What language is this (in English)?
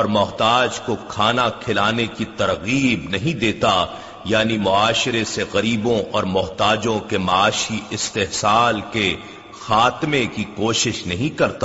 Urdu